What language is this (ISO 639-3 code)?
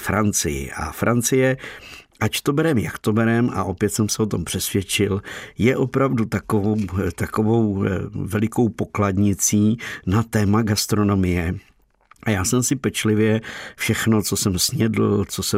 ces